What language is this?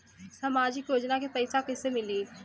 Bhojpuri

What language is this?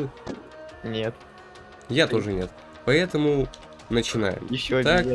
Russian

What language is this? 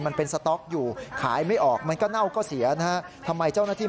Thai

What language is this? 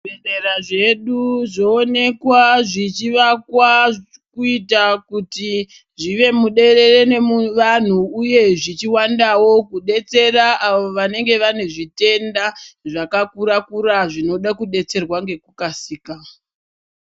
Ndau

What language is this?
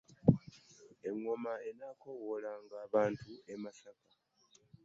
Ganda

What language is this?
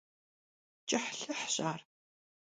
Kabardian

